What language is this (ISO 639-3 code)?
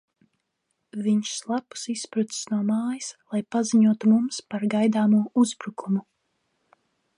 lav